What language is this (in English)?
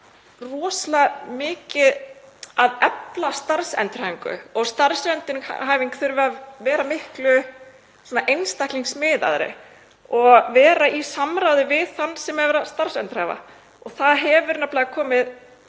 Icelandic